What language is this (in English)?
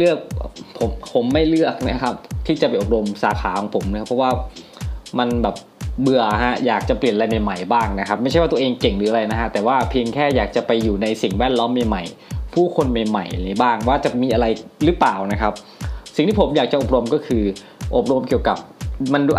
Thai